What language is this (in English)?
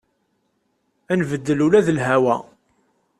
Kabyle